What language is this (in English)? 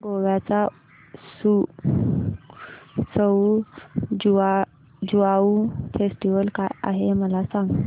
Marathi